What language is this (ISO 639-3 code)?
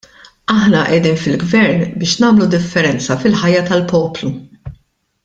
mlt